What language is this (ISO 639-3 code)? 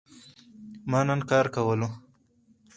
pus